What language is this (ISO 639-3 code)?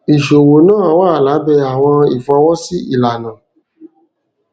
yor